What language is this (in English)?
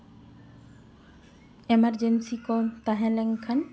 Santali